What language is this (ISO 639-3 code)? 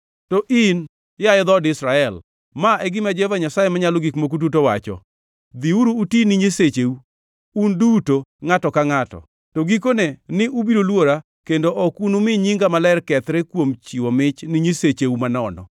luo